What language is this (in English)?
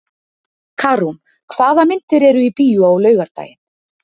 Icelandic